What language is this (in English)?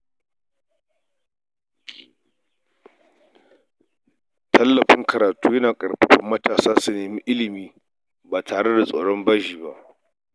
Hausa